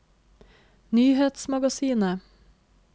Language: Norwegian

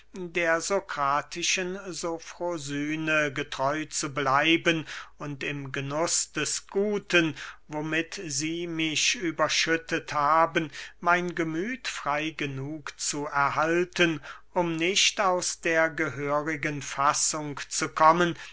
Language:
German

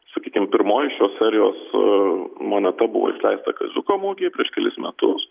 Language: Lithuanian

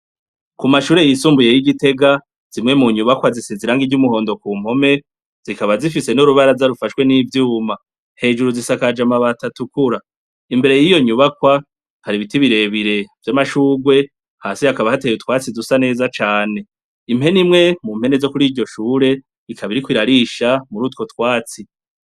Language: Rundi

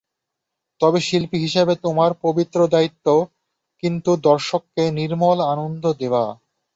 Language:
Bangla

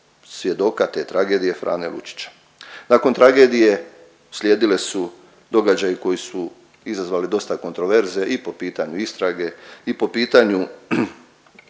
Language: Croatian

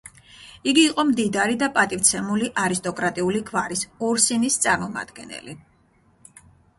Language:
Georgian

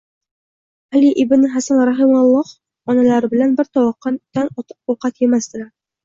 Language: Uzbek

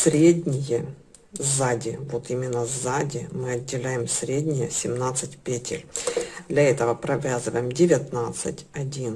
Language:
Russian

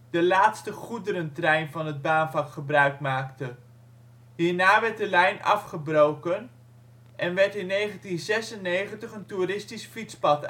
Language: Dutch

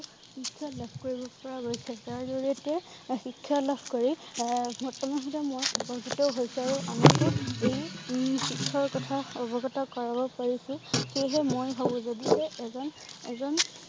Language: Assamese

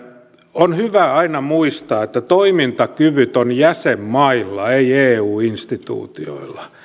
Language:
Finnish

